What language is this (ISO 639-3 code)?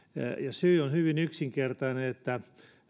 fin